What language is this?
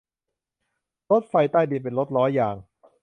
Thai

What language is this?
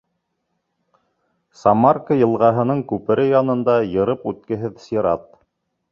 Bashkir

